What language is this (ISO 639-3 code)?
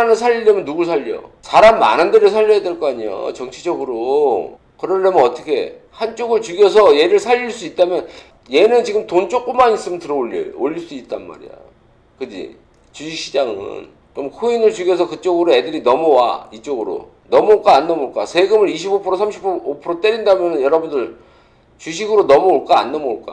kor